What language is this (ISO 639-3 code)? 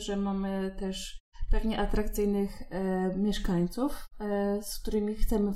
pol